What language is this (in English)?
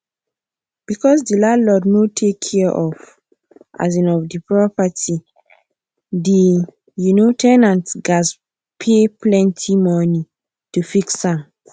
Nigerian Pidgin